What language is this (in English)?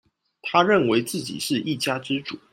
Chinese